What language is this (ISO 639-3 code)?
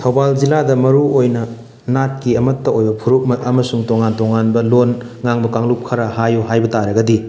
mni